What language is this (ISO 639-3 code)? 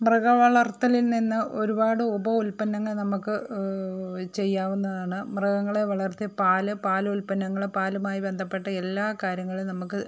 mal